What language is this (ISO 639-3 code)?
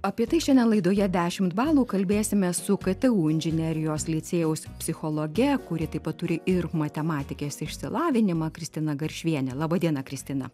lit